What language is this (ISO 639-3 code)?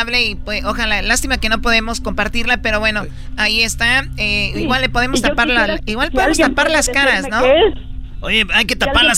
spa